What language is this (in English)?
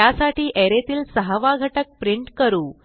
Marathi